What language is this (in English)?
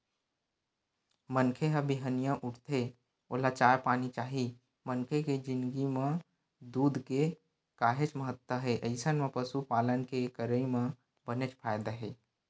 Chhattisgarhi